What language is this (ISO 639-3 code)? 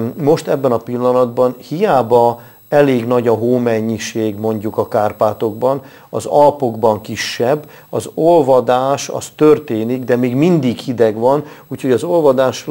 hun